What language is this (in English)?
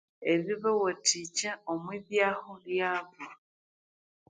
Konzo